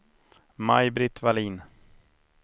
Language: Swedish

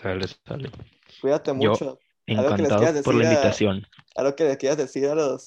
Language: Spanish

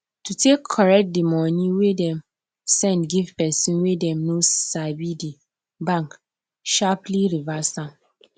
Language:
Nigerian Pidgin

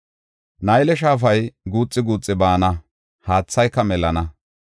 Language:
Gofa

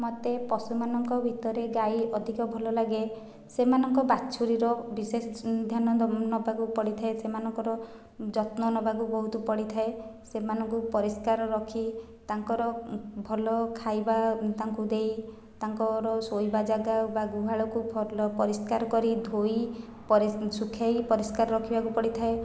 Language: Odia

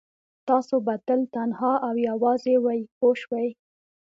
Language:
Pashto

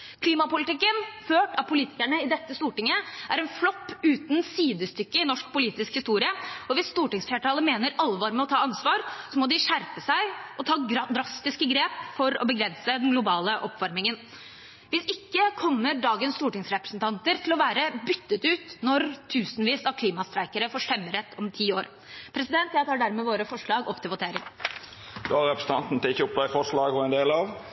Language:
Norwegian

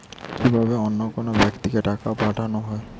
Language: Bangla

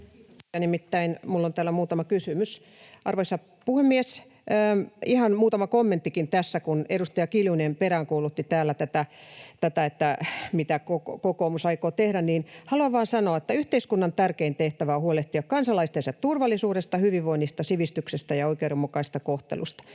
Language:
Finnish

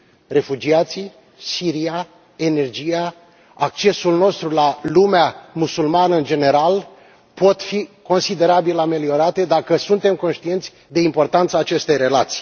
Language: Romanian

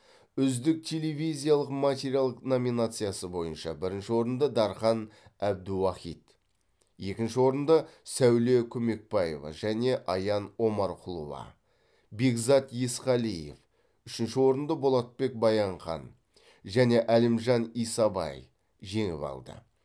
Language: Kazakh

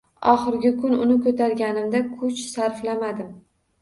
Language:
Uzbek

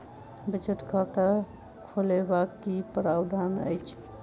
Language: Maithili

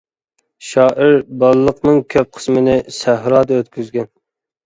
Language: Uyghur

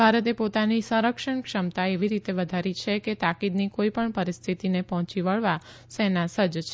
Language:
Gujarati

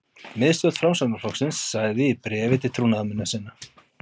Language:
Icelandic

